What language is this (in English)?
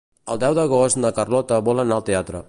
Catalan